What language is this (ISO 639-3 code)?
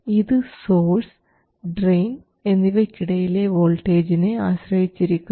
mal